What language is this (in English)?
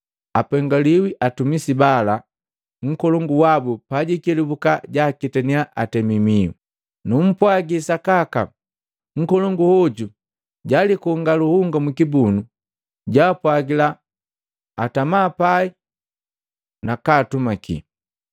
Matengo